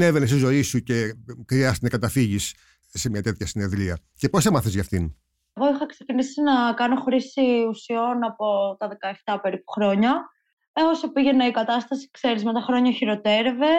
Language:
Greek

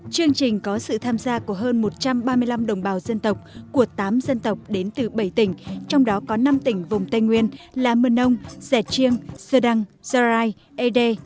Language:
Vietnamese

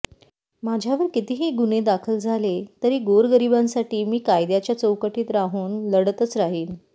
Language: Marathi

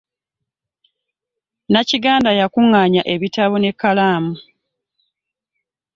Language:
Ganda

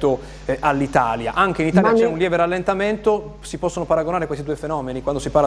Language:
Italian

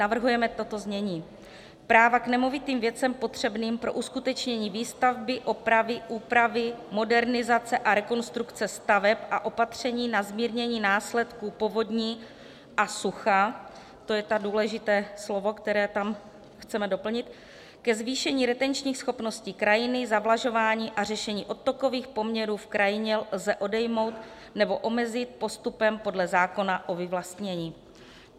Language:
Czech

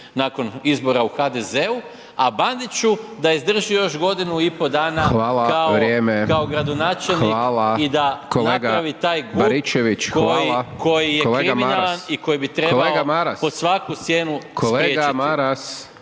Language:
Croatian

